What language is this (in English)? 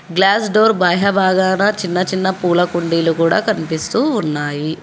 Telugu